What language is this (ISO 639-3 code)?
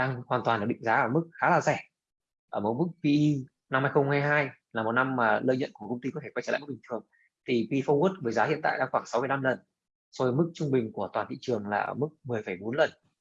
vie